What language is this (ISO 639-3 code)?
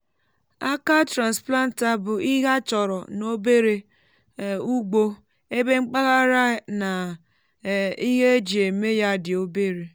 ibo